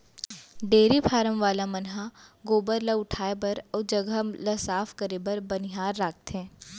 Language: Chhattisgarhi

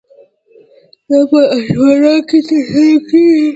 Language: Pashto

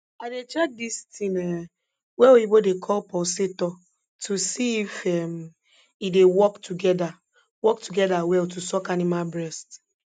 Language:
Nigerian Pidgin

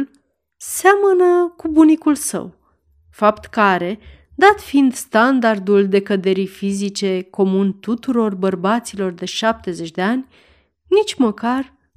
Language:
Romanian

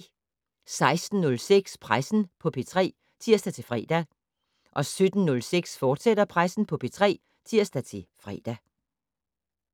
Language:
Danish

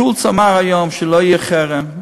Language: Hebrew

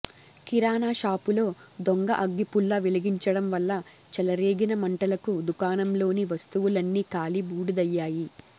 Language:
Telugu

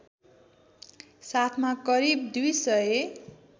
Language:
Nepali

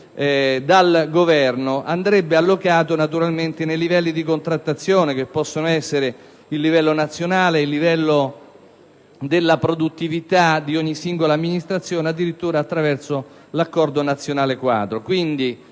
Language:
Italian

